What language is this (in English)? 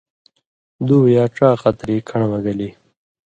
Indus Kohistani